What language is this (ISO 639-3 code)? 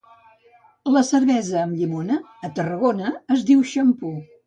cat